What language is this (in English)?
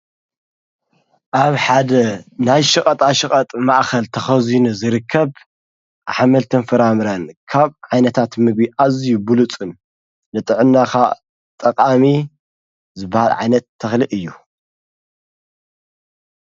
Tigrinya